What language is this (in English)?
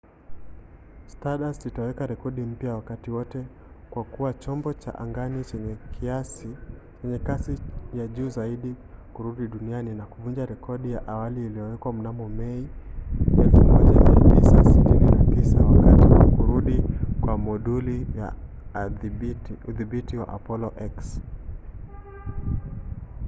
Swahili